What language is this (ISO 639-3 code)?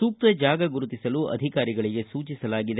kan